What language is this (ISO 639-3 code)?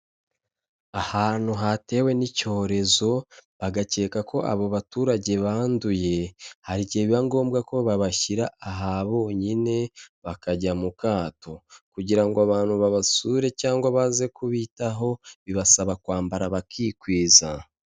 kin